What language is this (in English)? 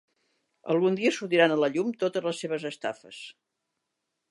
Catalan